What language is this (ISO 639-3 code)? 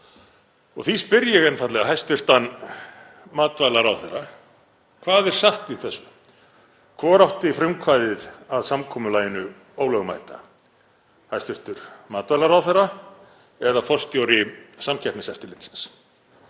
isl